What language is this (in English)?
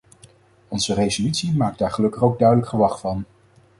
Dutch